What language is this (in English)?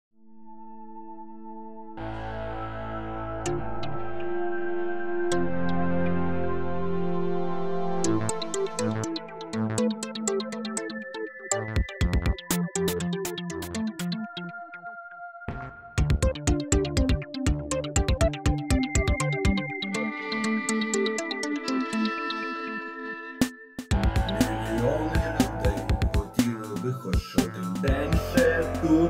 Ukrainian